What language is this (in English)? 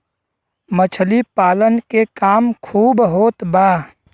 Bhojpuri